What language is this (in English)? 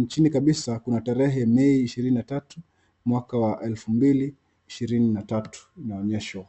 Swahili